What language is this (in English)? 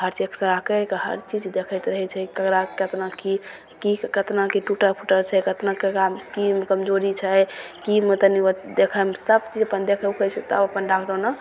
Maithili